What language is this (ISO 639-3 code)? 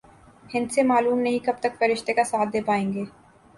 urd